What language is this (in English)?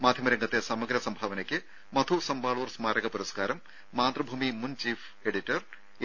Malayalam